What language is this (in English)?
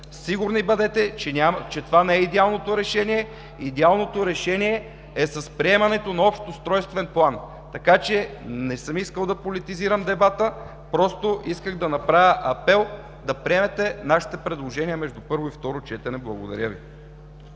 Bulgarian